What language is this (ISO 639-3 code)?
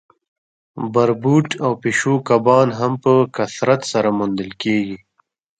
pus